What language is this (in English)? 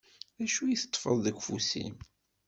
Kabyle